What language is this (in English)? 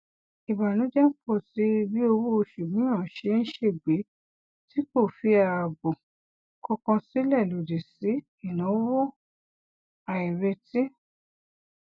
Yoruba